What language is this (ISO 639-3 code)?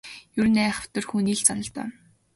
mon